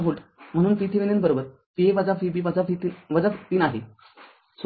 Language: Marathi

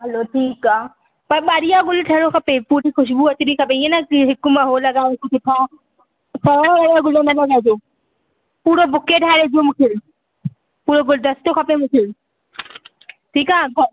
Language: Sindhi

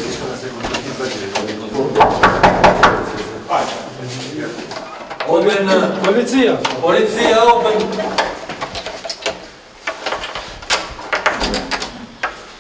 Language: Romanian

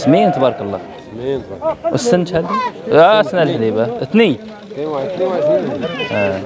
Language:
Arabic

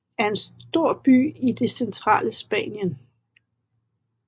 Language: Danish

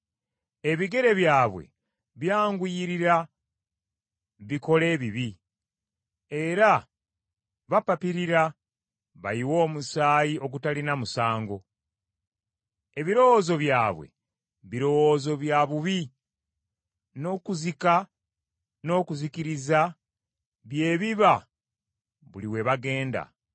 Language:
Ganda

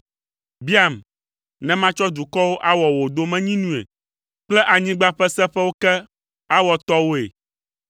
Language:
Ewe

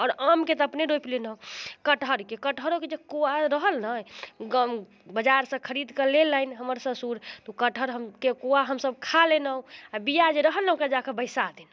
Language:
Maithili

